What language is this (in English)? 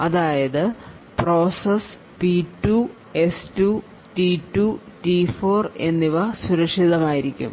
Malayalam